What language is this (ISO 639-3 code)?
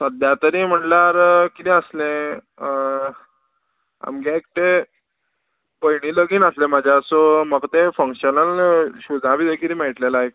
kok